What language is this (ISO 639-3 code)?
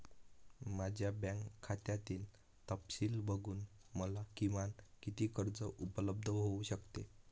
mar